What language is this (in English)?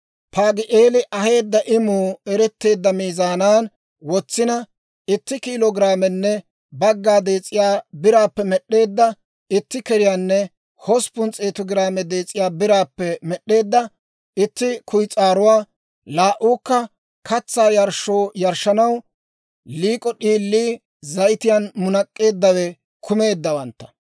Dawro